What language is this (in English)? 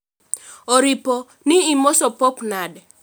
Luo (Kenya and Tanzania)